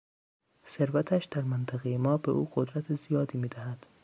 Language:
Persian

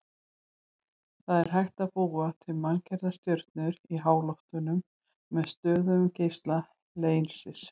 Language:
Icelandic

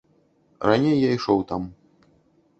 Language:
Belarusian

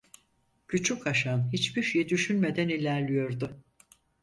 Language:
Turkish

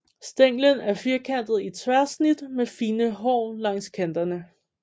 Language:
Danish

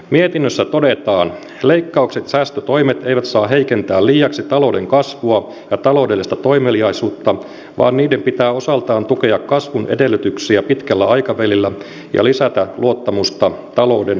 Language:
Finnish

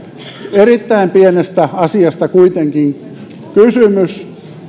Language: Finnish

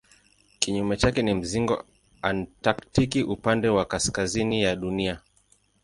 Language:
Swahili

